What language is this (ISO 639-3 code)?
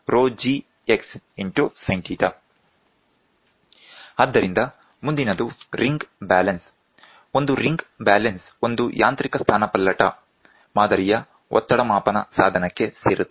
kan